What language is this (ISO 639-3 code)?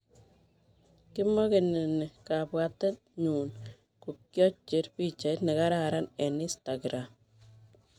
kln